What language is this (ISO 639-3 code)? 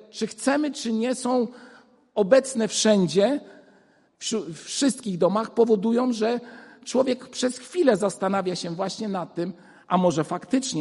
pol